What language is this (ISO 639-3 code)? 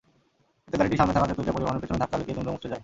ben